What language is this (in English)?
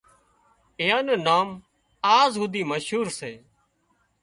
Wadiyara Koli